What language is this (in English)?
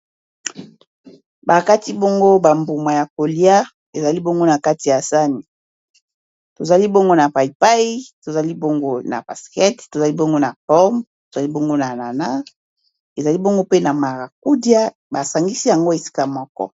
Lingala